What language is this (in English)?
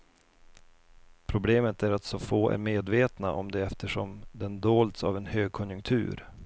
Swedish